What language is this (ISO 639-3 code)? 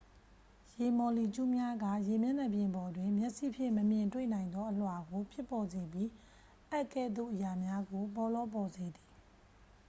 mya